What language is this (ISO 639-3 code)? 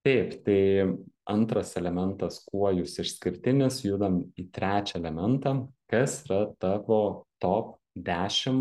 lit